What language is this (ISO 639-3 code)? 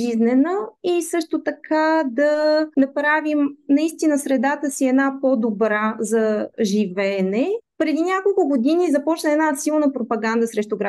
bul